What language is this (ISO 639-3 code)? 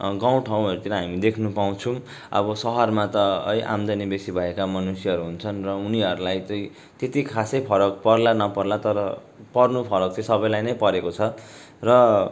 nep